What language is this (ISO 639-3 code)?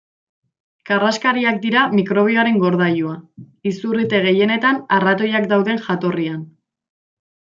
eus